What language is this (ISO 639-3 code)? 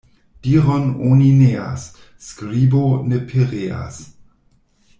epo